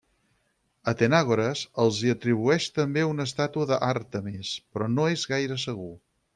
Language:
Catalan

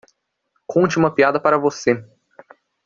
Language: Portuguese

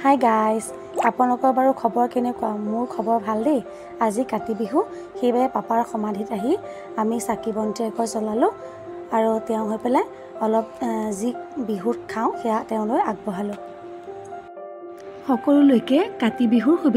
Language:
Arabic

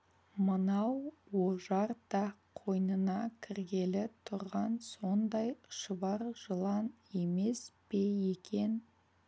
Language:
Kazakh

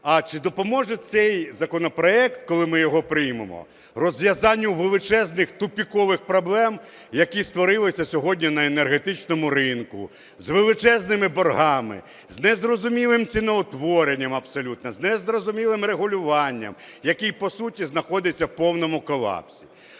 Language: Ukrainian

